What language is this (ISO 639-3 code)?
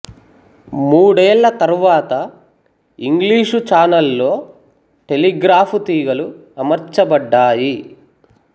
tel